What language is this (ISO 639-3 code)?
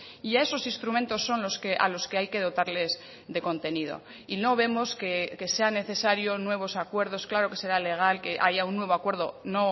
spa